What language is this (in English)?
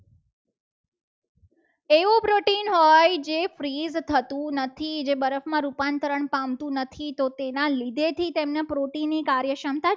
Gujarati